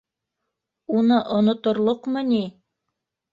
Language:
Bashkir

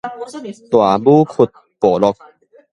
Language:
Min Nan Chinese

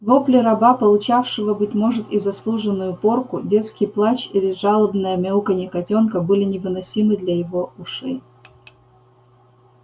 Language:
Russian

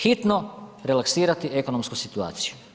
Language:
Croatian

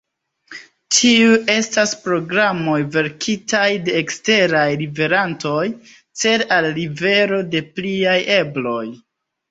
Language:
Esperanto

